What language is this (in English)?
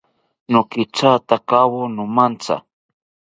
South Ucayali Ashéninka